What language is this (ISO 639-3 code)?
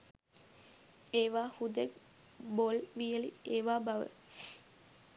sin